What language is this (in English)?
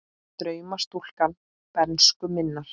Icelandic